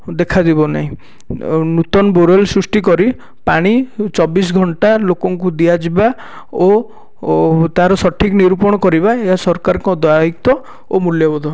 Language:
Odia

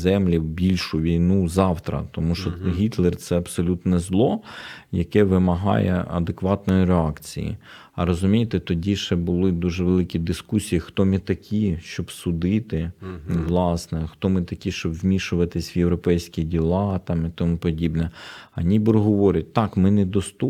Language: Ukrainian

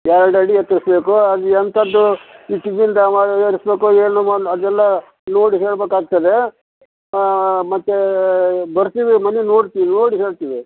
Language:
Kannada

